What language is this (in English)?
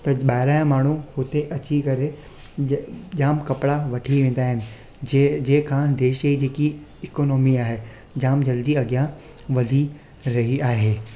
Sindhi